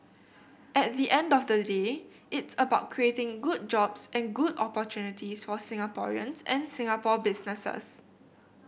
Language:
English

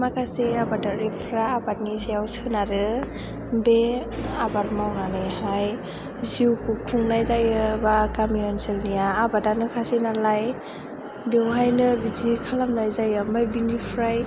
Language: Bodo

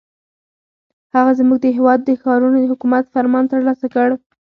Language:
Pashto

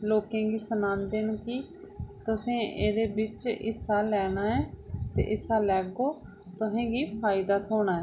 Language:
Dogri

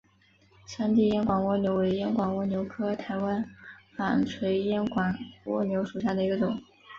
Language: Chinese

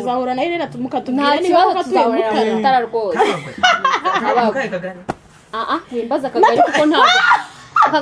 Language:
Romanian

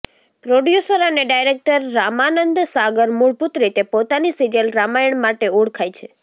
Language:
Gujarati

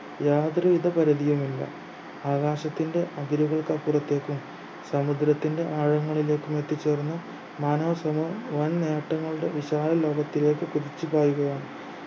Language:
Malayalam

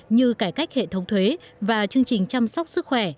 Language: Vietnamese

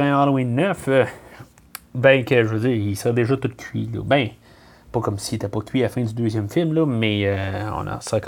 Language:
French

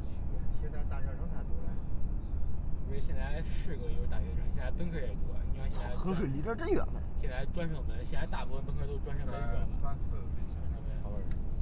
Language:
Chinese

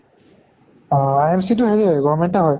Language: Assamese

